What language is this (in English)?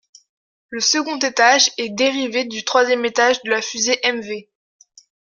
French